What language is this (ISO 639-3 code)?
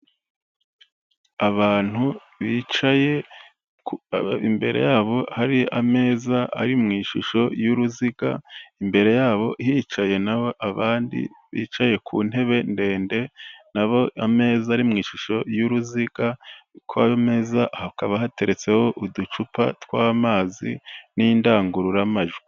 kin